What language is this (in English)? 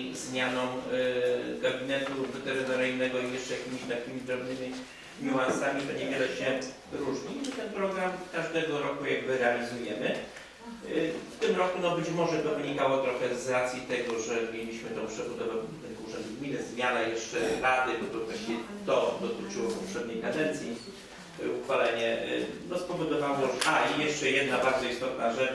Polish